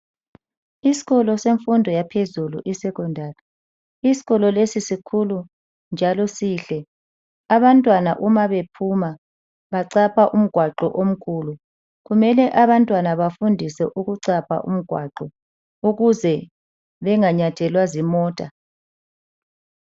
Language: North Ndebele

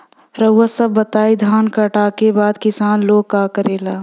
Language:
Bhojpuri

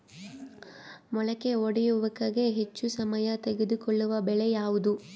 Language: Kannada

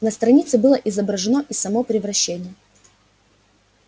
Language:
Russian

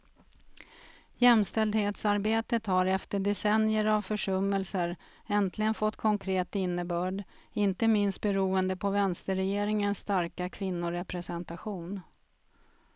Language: Swedish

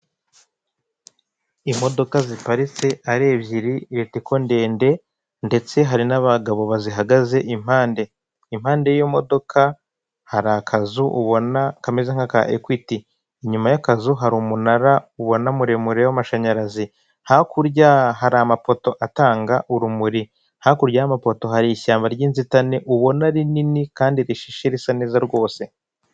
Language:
Kinyarwanda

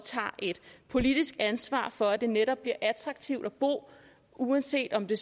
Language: Danish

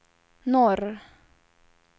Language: Swedish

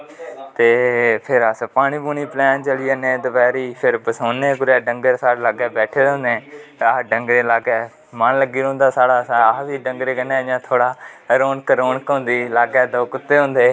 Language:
Dogri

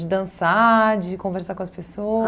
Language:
Portuguese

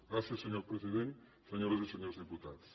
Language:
Catalan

